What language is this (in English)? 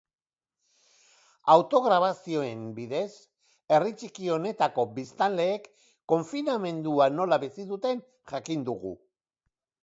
Basque